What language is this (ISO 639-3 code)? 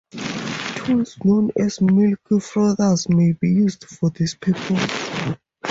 eng